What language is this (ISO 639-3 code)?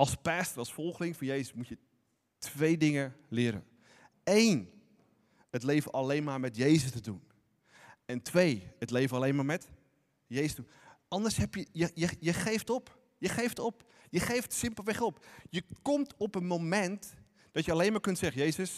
nld